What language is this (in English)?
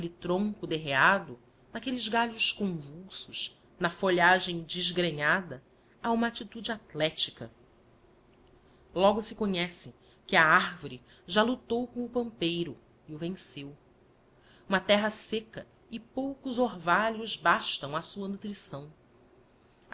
Portuguese